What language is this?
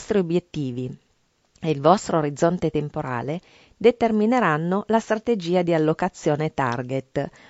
Italian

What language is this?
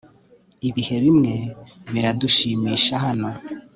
Kinyarwanda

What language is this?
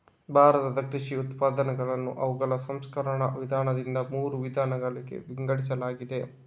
Kannada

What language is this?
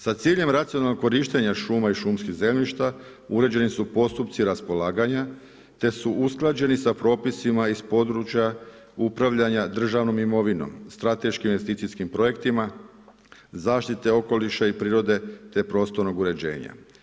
Croatian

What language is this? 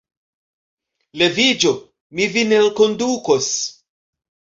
Esperanto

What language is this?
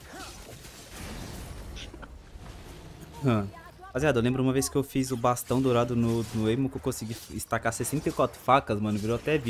Portuguese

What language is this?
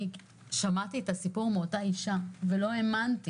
Hebrew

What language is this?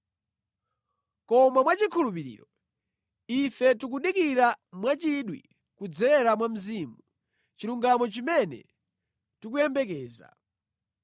Nyanja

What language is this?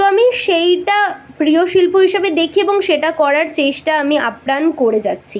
Bangla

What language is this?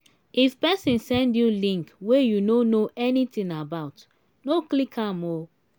Nigerian Pidgin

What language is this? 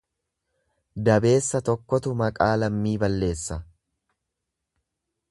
Oromo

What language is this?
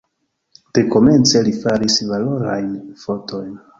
Esperanto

